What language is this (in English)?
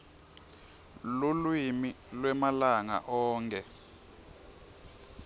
Swati